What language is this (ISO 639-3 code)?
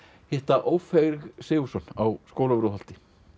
isl